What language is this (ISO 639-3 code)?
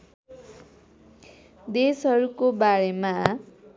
nep